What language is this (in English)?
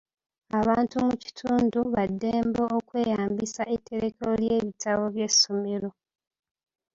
Ganda